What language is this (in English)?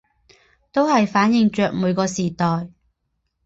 Chinese